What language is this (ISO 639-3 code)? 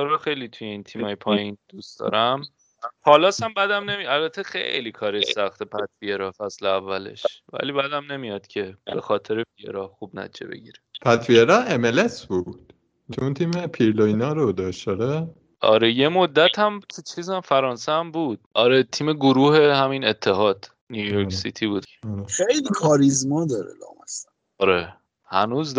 fas